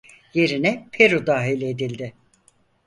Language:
Turkish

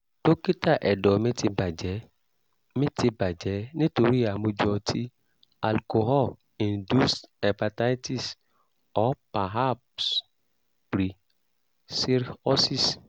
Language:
Yoruba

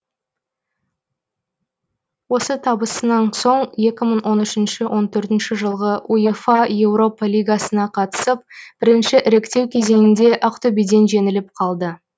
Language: Kazakh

